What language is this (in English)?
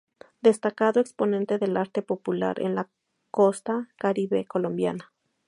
Spanish